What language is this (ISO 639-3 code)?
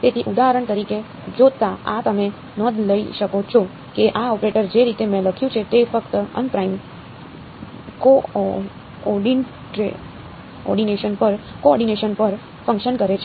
guj